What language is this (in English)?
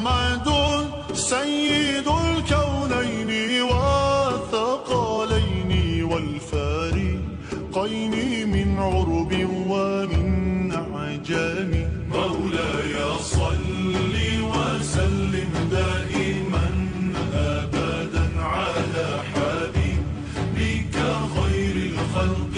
Arabic